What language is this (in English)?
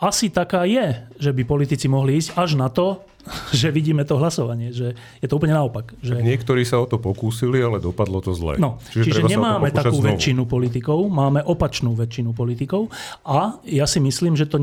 Slovak